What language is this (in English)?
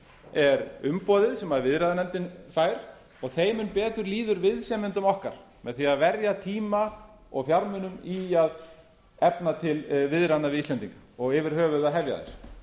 Icelandic